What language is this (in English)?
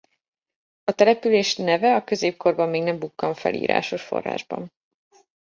Hungarian